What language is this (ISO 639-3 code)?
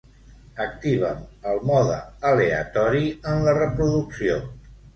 cat